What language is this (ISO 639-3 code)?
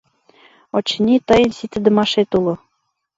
chm